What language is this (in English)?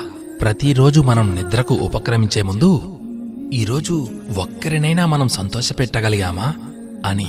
Telugu